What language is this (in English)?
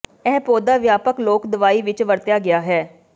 Punjabi